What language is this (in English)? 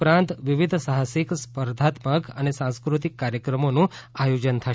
Gujarati